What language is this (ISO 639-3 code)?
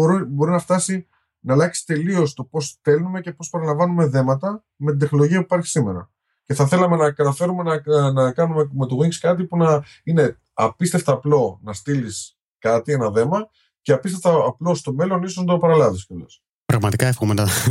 ell